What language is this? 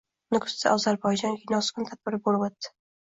Uzbek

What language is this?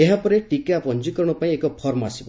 Odia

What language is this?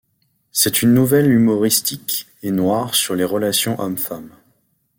French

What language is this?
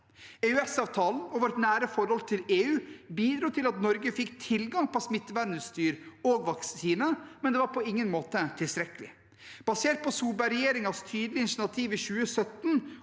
Norwegian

